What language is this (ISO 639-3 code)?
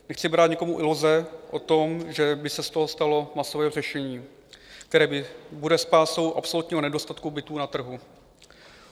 ces